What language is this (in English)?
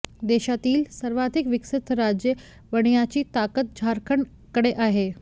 Marathi